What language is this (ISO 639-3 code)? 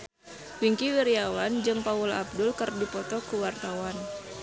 sun